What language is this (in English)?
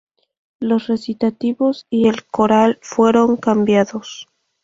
Spanish